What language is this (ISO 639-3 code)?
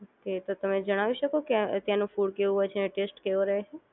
guj